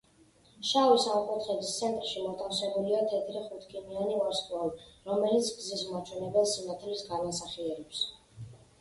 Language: Georgian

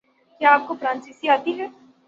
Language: Urdu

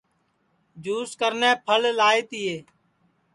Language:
Sansi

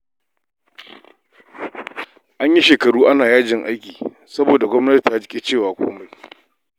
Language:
Hausa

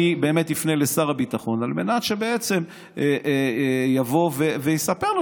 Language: Hebrew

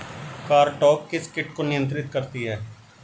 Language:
Hindi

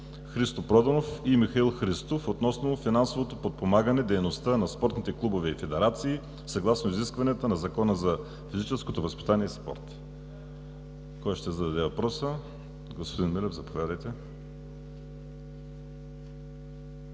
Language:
Bulgarian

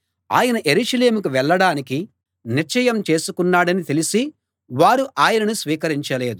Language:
Telugu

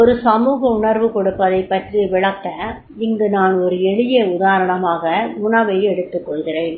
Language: Tamil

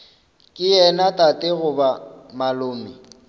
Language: Northern Sotho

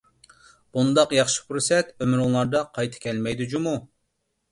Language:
Uyghur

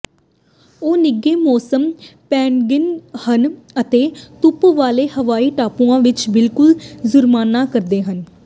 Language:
Punjabi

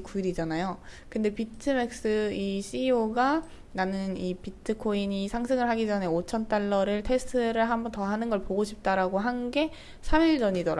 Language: Korean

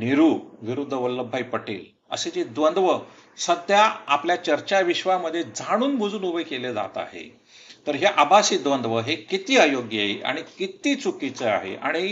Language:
Marathi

